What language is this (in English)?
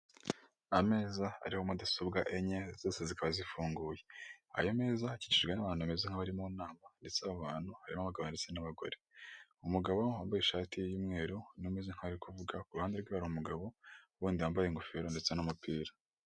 Kinyarwanda